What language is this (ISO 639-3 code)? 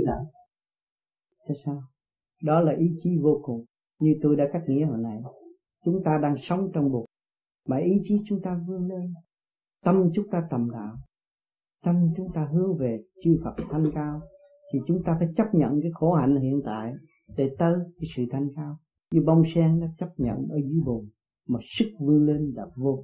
vie